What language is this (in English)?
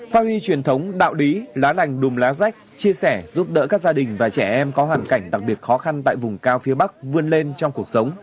Vietnamese